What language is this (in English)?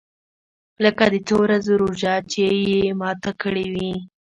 Pashto